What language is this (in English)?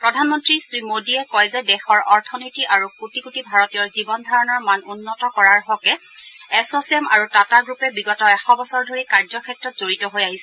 Assamese